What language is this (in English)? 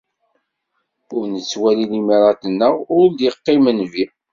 Kabyle